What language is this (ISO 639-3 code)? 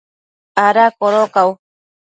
mcf